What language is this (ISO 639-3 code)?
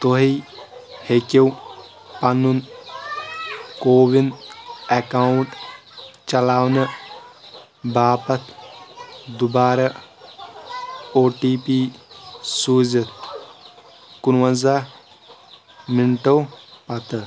kas